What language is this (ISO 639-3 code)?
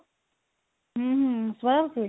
ori